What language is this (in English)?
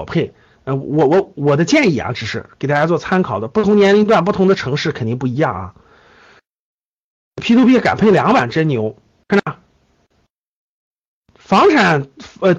Chinese